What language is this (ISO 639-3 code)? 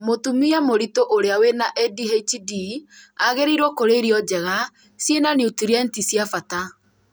kik